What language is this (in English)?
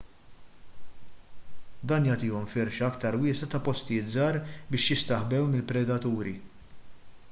Maltese